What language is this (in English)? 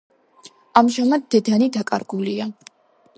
Georgian